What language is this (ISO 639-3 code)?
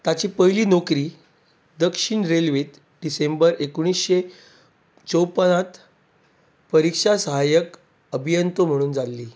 kok